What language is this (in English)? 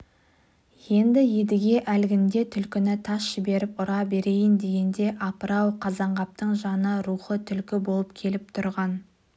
Kazakh